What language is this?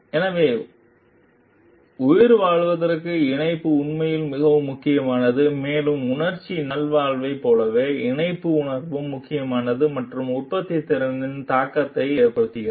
Tamil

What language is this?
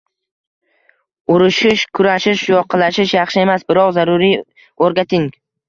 Uzbek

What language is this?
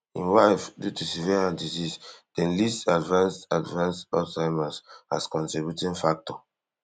Nigerian Pidgin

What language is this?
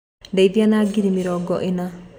Kikuyu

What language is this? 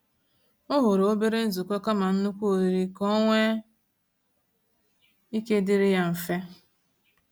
Igbo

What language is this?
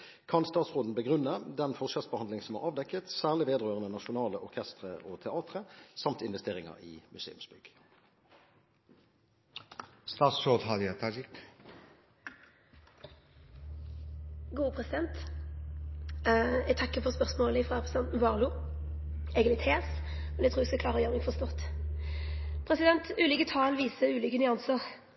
Norwegian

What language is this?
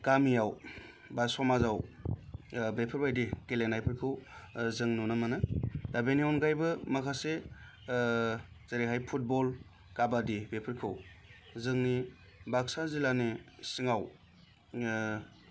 Bodo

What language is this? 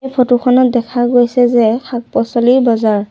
Assamese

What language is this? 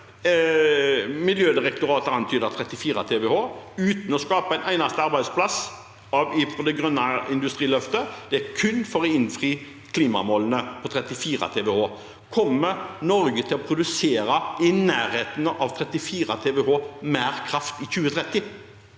Norwegian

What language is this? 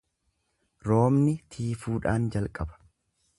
Oromo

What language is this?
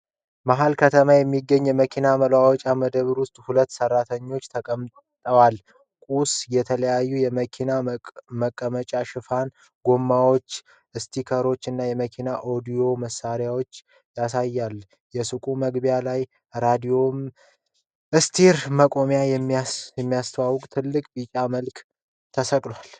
Amharic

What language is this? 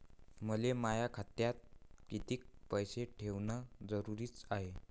Marathi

